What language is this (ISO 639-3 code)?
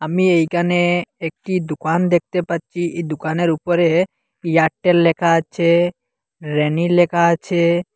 ben